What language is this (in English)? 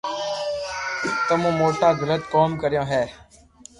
Loarki